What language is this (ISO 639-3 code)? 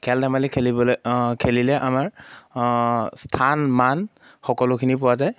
asm